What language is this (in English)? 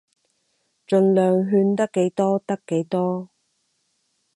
Cantonese